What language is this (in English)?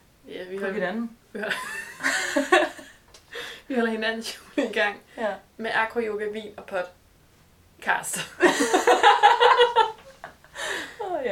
Danish